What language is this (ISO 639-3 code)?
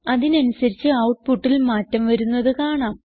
mal